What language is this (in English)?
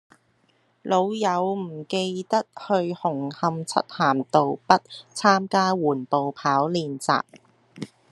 Cantonese